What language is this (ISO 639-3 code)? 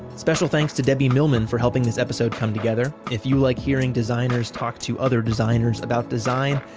eng